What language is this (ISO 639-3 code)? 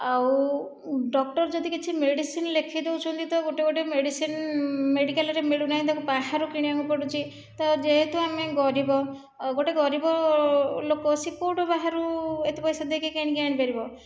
ori